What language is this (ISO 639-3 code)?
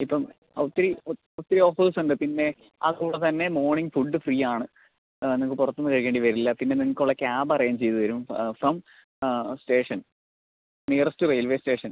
mal